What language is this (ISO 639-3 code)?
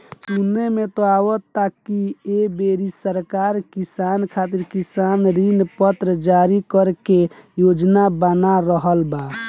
bho